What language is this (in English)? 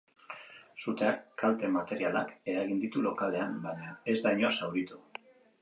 Basque